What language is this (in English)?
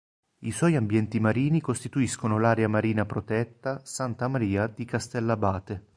Italian